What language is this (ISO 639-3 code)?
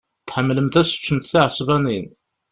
kab